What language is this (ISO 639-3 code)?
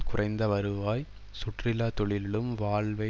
tam